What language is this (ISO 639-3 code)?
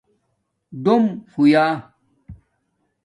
dmk